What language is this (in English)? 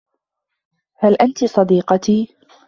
Arabic